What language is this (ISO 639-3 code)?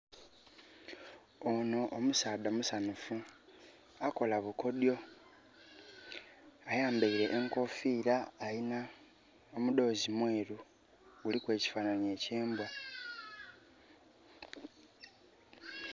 xog